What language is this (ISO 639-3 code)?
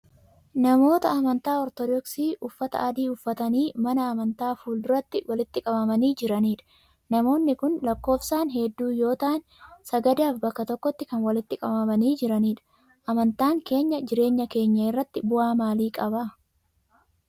orm